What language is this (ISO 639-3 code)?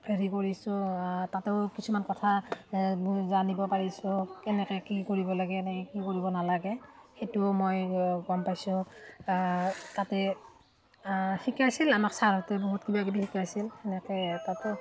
asm